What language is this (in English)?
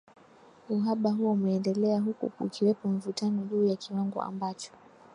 Swahili